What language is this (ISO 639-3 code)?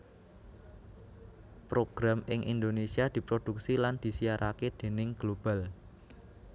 jav